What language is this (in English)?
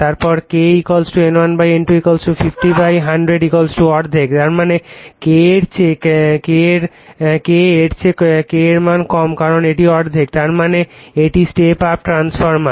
Bangla